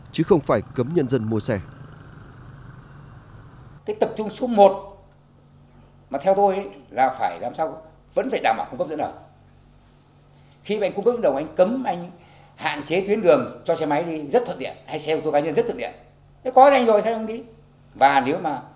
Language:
Vietnamese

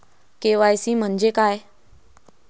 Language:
Marathi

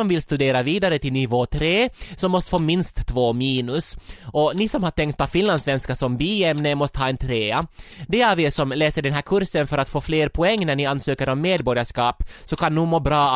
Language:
Swedish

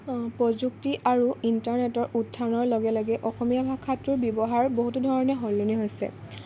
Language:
Assamese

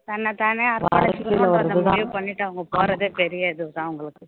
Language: Tamil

